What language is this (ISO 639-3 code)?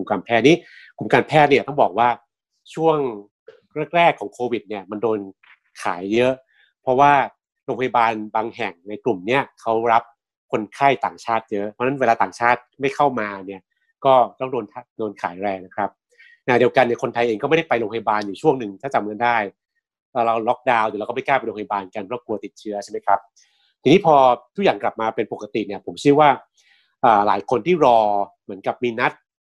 tha